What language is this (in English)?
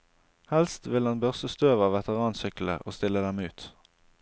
Norwegian